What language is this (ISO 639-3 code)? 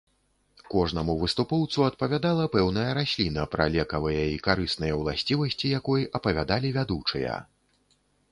bel